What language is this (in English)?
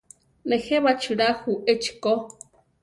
Central Tarahumara